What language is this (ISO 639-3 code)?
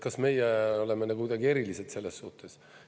est